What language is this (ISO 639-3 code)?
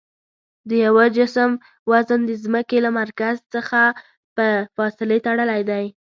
pus